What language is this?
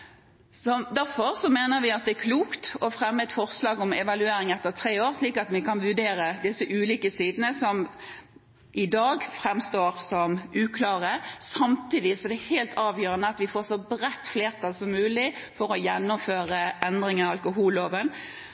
Norwegian Bokmål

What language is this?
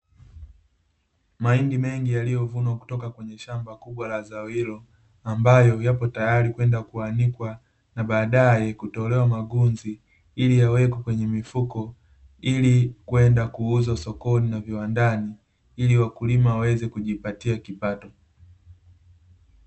Swahili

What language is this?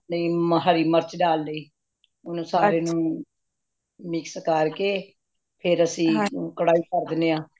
Punjabi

